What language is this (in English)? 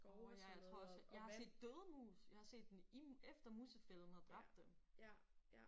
Danish